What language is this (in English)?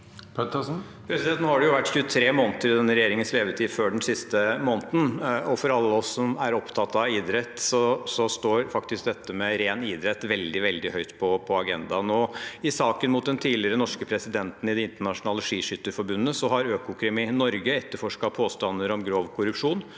Norwegian